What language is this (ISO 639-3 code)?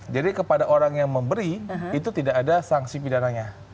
ind